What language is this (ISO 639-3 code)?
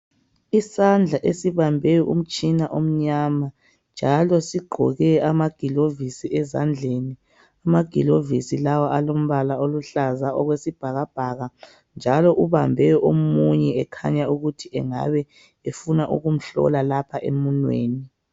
nde